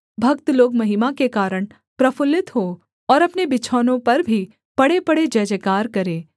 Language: Hindi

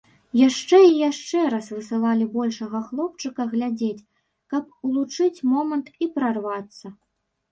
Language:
Belarusian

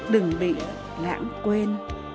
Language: Vietnamese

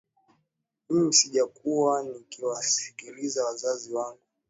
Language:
Swahili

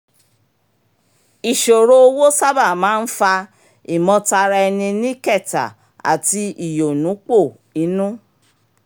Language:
Yoruba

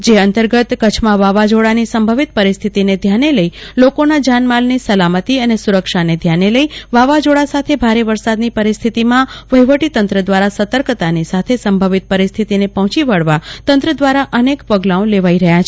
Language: Gujarati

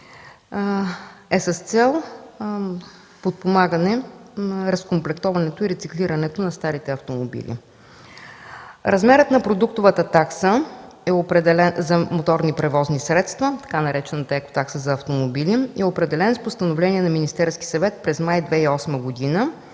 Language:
Bulgarian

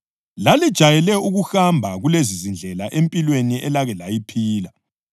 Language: North Ndebele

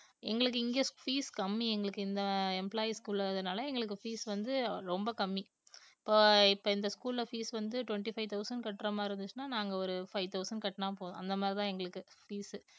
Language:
Tamil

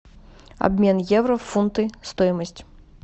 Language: Russian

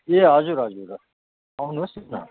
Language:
Nepali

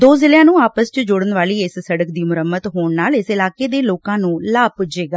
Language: Punjabi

